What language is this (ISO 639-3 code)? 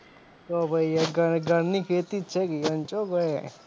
guj